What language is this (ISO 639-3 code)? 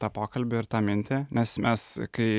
lit